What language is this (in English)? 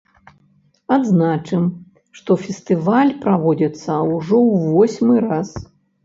Belarusian